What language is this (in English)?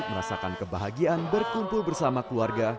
Indonesian